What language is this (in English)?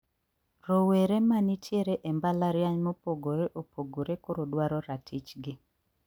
Luo (Kenya and Tanzania)